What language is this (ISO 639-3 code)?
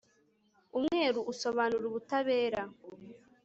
kin